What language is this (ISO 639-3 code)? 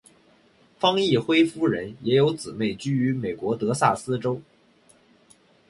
zho